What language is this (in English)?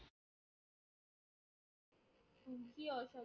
Marathi